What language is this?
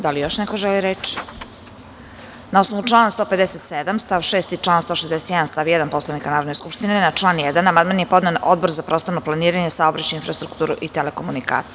Serbian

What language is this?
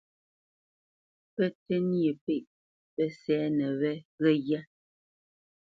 Bamenyam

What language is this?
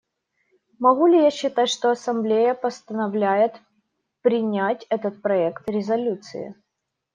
Russian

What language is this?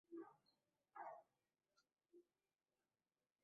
Bangla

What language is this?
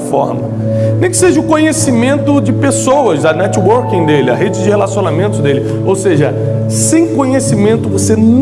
Portuguese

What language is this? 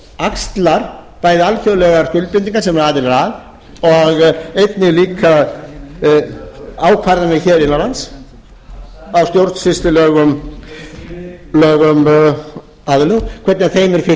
Icelandic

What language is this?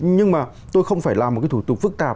Vietnamese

